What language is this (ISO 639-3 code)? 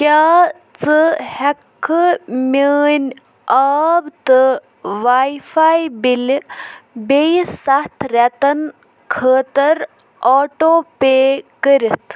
kas